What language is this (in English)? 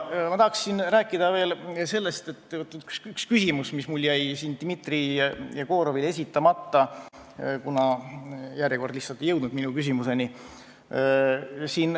Estonian